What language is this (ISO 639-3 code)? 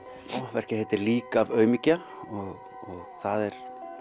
isl